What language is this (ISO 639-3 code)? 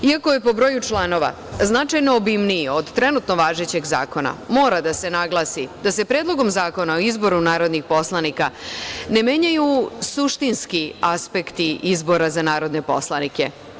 srp